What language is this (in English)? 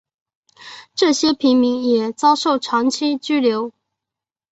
Chinese